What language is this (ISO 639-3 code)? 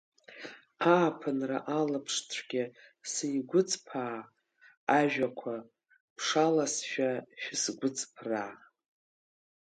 abk